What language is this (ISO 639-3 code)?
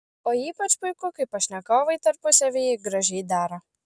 lit